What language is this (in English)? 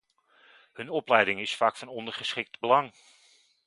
Dutch